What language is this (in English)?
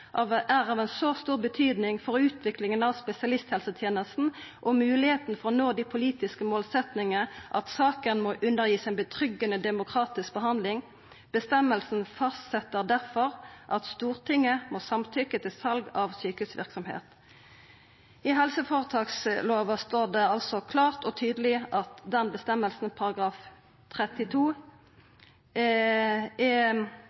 Norwegian Nynorsk